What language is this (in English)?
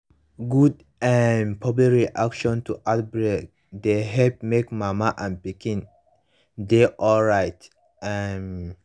Nigerian Pidgin